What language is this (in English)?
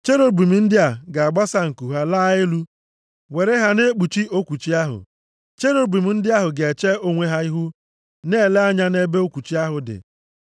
Igbo